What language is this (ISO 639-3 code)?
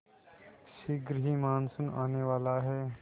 hin